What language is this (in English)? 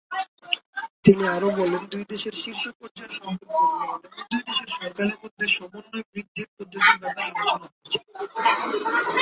Bangla